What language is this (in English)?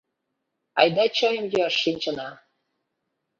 Mari